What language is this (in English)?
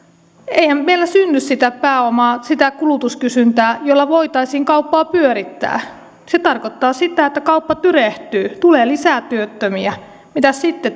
Finnish